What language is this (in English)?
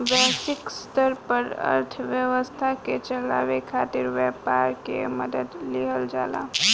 Bhojpuri